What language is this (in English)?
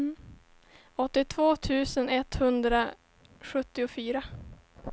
Swedish